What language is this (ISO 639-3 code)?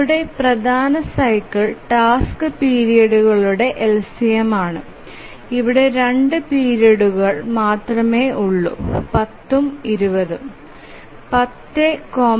mal